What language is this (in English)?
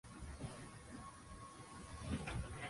Swahili